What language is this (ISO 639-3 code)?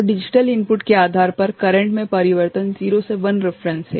hin